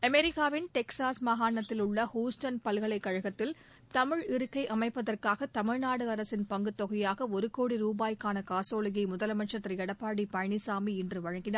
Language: Tamil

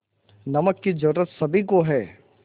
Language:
Hindi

